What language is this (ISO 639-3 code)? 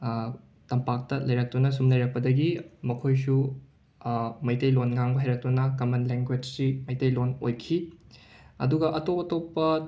mni